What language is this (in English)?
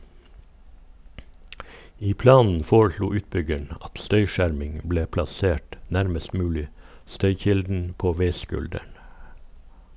Norwegian